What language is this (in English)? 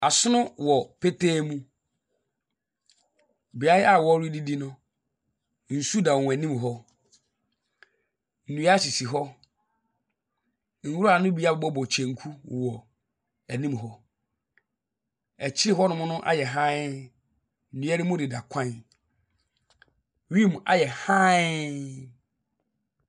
Akan